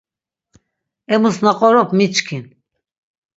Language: Laz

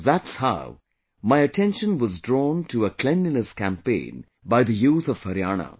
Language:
English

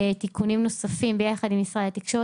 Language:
Hebrew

